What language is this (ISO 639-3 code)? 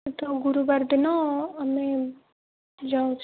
ori